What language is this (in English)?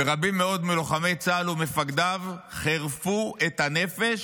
Hebrew